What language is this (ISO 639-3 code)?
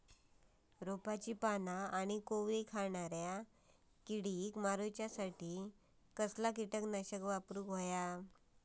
mar